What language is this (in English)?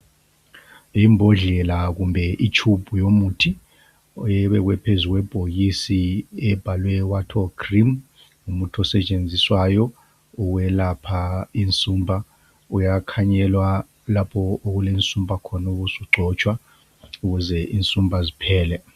North Ndebele